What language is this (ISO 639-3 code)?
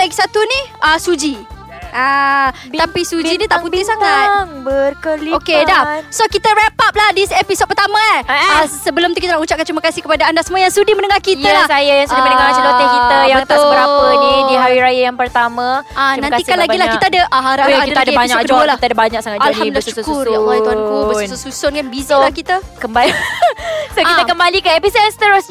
msa